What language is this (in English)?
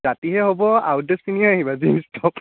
Assamese